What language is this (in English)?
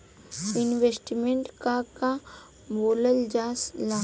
Bhojpuri